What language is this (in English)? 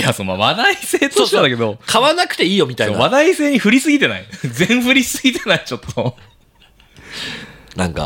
Japanese